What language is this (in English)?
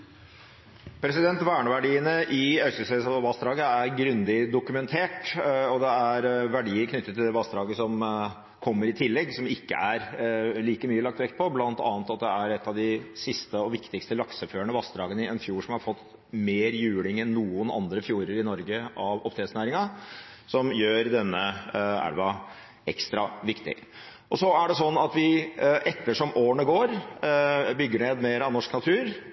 Norwegian Bokmål